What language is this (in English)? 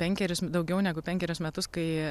Lithuanian